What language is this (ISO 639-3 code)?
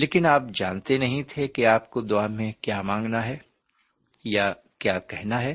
urd